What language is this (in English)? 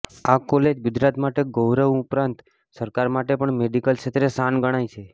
Gujarati